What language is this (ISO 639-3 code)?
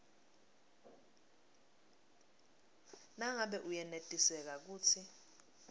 ssw